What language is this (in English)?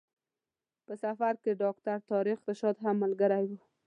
Pashto